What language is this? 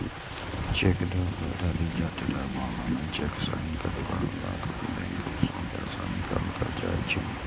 Maithili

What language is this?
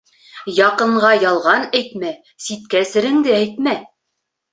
Bashkir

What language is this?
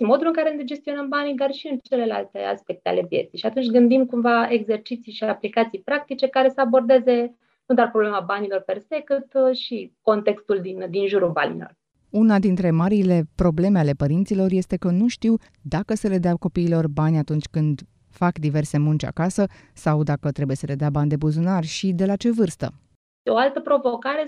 Romanian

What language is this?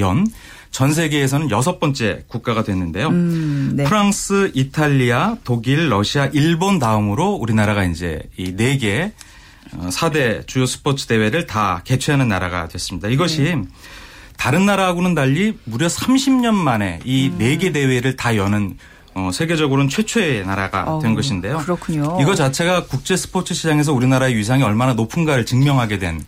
Korean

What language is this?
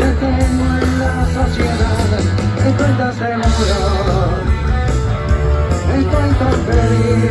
Romanian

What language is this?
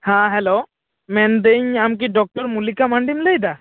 Santali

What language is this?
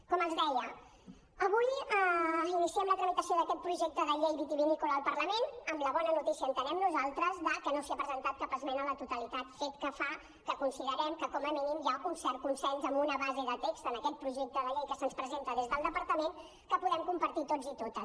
Catalan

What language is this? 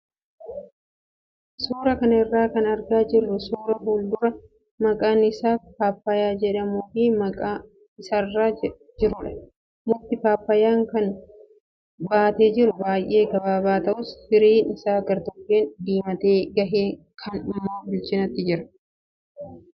Oromo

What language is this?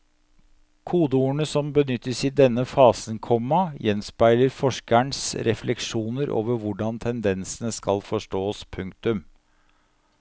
Norwegian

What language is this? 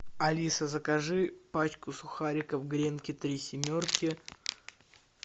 Russian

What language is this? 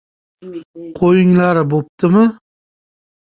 Uzbek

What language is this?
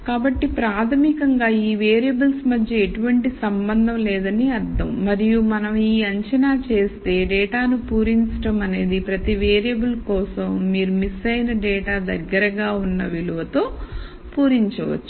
Telugu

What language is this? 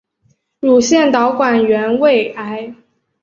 Chinese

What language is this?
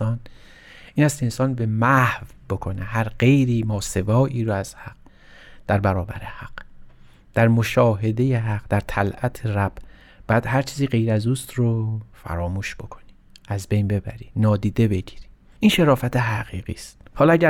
Persian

